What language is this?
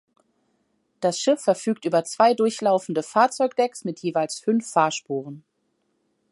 German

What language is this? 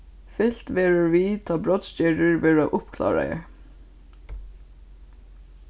Faroese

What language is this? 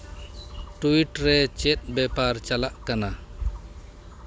Santali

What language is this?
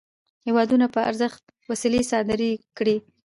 Pashto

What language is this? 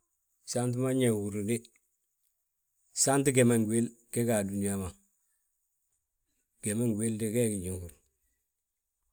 Balanta-Ganja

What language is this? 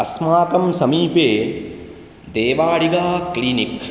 Sanskrit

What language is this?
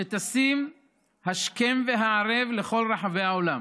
Hebrew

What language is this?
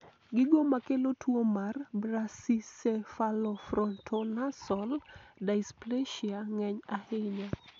Luo (Kenya and Tanzania)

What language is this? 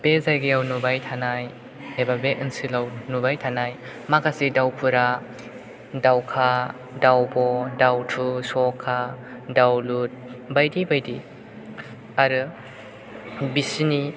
Bodo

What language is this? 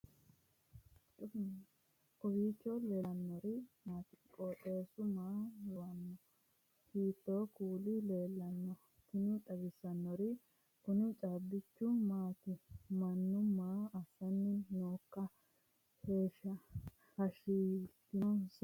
Sidamo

